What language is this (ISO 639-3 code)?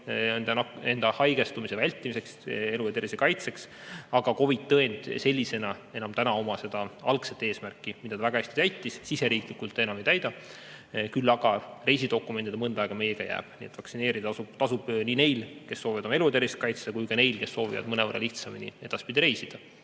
est